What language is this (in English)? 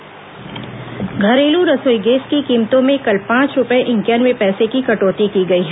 Hindi